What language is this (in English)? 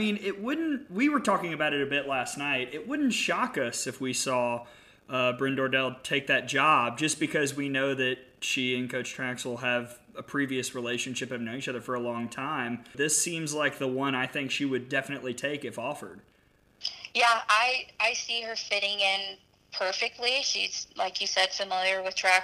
English